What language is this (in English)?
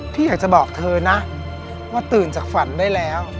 Thai